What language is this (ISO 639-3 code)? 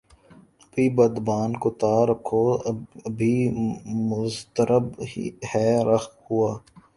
urd